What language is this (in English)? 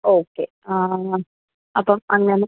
Malayalam